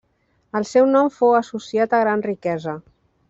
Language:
Catalan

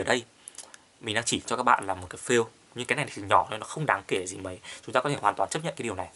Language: Vietnamese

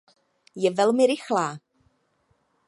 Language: Czech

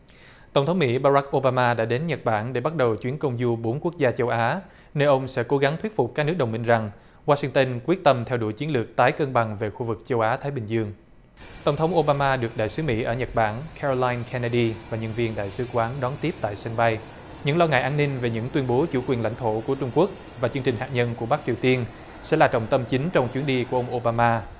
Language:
Vietnamese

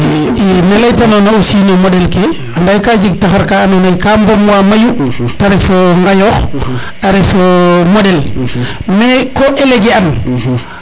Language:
Serer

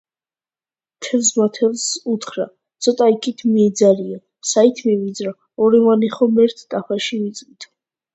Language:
Georgian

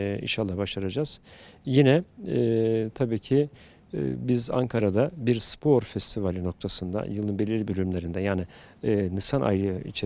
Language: Turkish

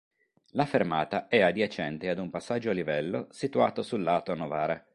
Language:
Italian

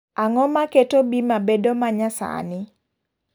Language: Luo (Kenya and Tanzania)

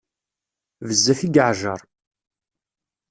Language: Kabyle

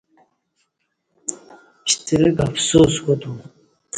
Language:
Kati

